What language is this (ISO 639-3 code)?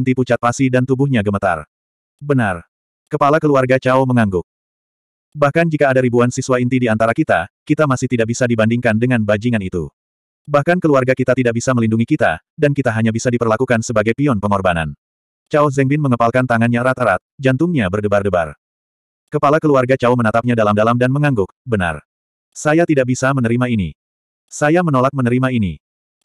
ind